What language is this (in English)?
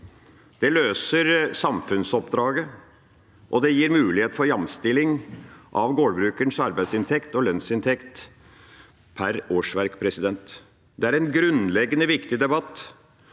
Norwegian